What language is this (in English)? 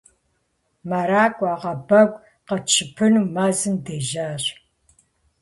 Kabardian